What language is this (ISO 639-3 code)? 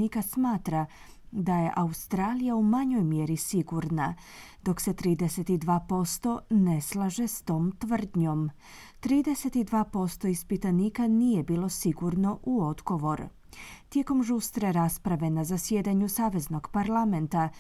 hrv